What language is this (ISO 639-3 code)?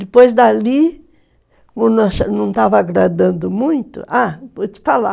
por